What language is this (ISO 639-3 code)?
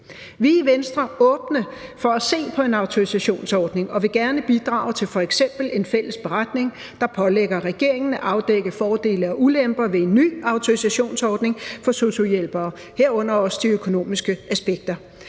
dan